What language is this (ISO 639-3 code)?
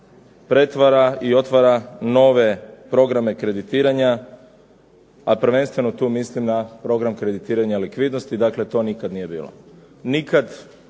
hrv